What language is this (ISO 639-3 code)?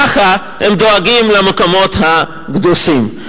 heb